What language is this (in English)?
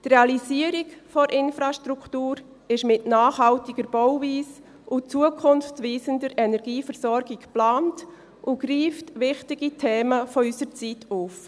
Swiss German